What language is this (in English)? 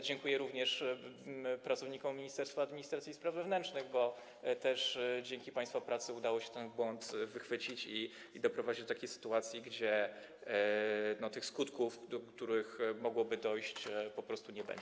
Polish